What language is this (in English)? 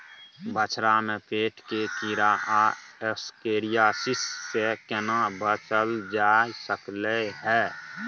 Maithili